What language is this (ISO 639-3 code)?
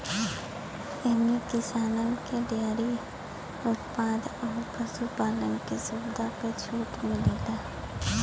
bho